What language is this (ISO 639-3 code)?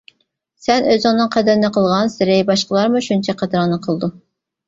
uig